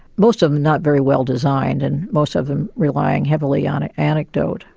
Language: English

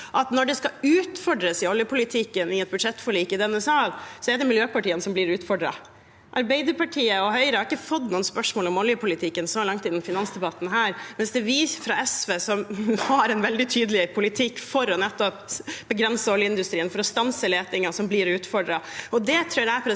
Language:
Norwegian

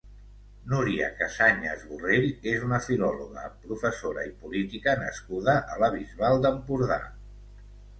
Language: Catalan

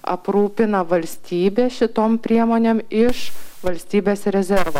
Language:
Lithuanian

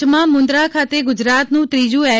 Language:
Gujarati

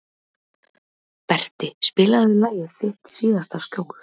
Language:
Icelandic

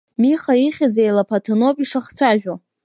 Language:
Abkhazian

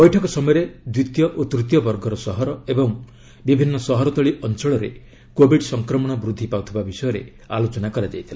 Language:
Odia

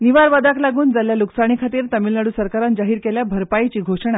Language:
Konkani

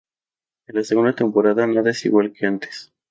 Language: Spanish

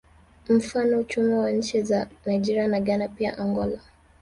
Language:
Swahili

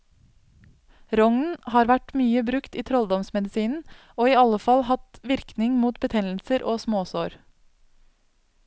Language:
Norwegian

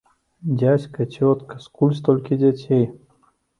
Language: Belarusian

